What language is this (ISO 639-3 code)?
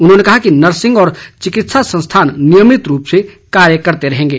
hin